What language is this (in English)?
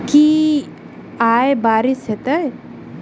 Maithili